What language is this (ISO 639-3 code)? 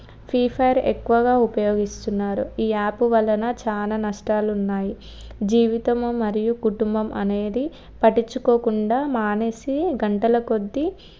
tel